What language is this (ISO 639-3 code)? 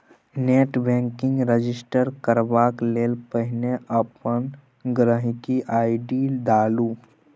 mai